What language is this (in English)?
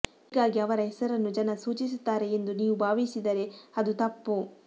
Kannada